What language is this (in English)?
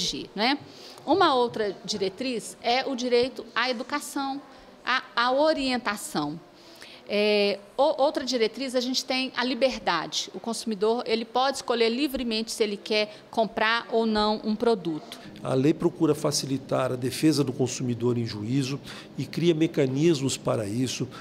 Portuguese